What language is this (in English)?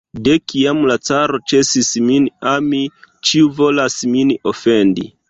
Esperanto